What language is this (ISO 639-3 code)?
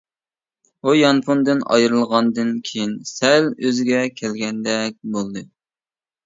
uig